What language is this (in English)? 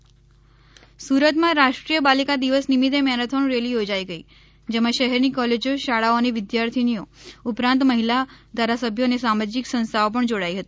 Gujarati